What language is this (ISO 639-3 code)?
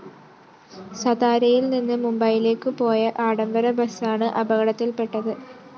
mal